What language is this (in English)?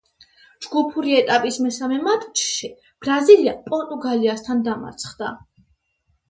Georgian